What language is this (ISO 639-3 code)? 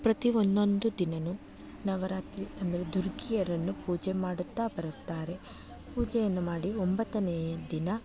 kan